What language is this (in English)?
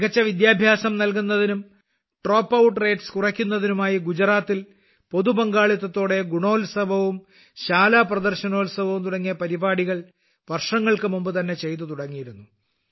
Malayalam